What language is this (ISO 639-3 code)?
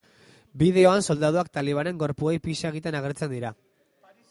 eus